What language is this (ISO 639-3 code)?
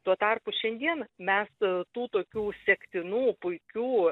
lit